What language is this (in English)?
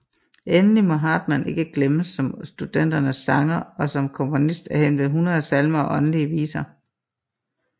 Danish